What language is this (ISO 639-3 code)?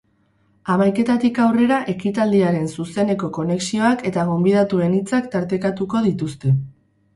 eus